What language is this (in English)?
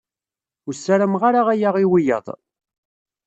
Kabyle